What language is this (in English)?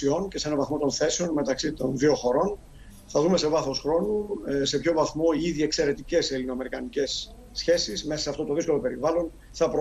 Greek